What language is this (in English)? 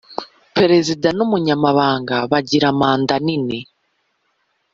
Kinyarwanda